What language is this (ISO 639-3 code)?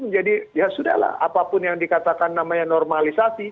ind